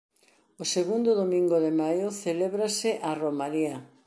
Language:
Galician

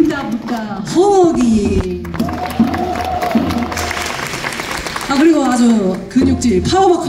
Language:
Korean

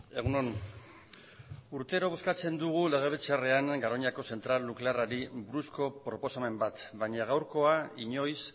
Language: Basque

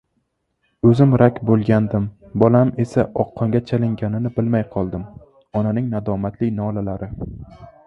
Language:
Uzbek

